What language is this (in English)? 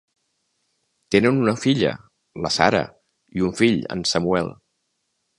Catalan